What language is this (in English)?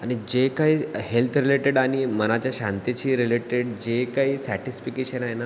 Marathi